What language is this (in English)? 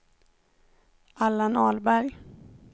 Swedish